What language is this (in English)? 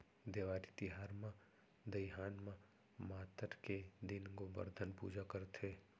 Chhattisgarhi